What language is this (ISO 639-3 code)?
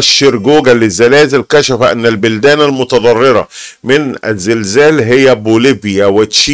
ara